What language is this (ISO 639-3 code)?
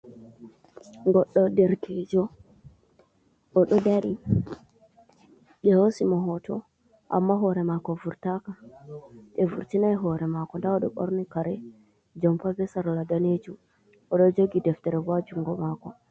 ful